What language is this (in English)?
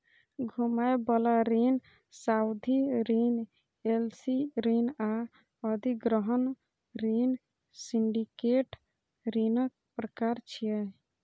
Maithili